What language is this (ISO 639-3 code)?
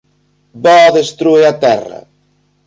glg